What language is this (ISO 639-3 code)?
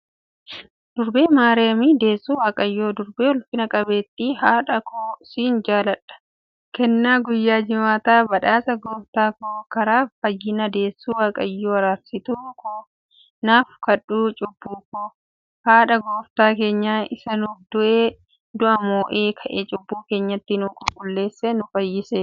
orm